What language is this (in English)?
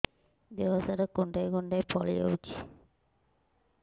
Odia